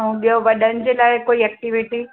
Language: Sindhi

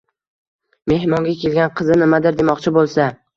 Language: Uzbek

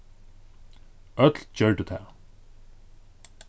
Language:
Faroese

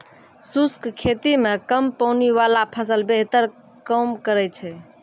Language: Maithili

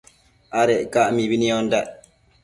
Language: Matsés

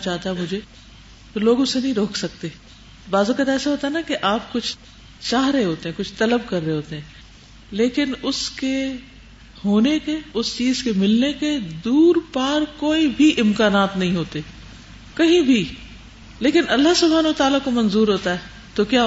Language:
Urdu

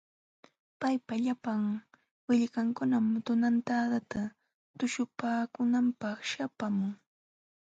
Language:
Jauja Wanca Quechua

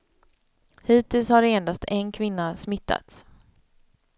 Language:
Swedish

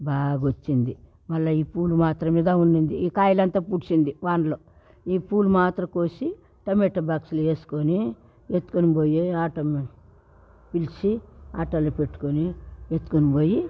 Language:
Telugu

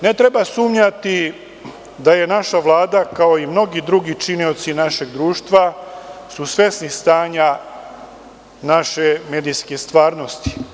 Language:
Serbian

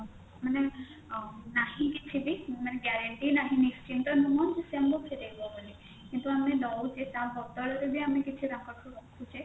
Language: Odia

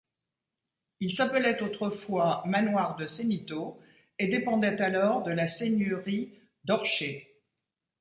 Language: French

